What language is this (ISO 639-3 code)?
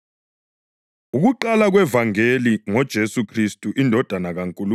nde